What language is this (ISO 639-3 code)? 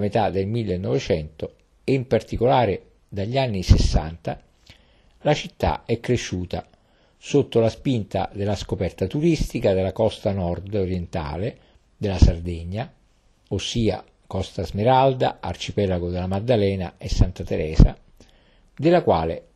ita